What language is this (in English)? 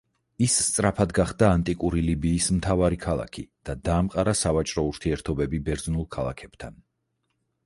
Georgian